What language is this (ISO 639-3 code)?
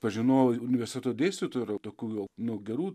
lit